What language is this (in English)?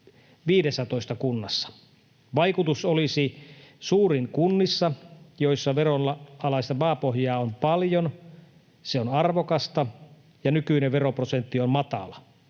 Finnish